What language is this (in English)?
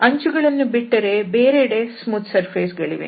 Kannada